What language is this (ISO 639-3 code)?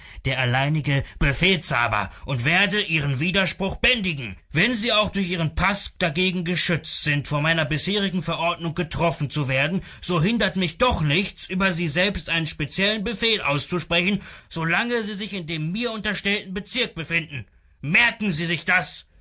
deu